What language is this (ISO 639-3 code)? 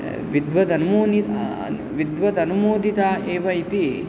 san